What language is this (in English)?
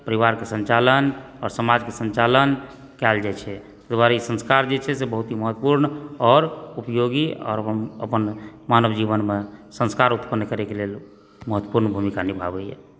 Maithili